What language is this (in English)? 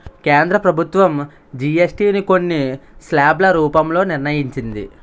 Telugu